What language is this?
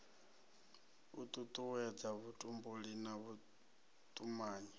Venda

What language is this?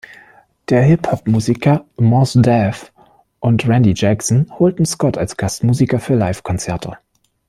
German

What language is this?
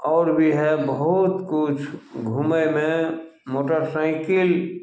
Maithili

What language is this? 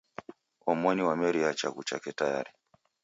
Taita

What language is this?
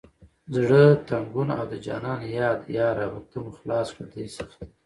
Pashto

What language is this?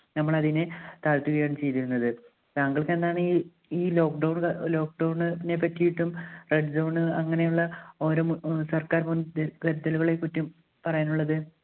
Malayalam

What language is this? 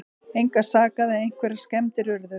Icelandic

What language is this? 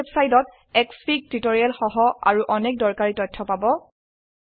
Assamese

